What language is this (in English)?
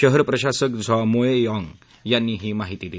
Marathi